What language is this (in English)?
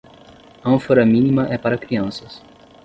Portuguese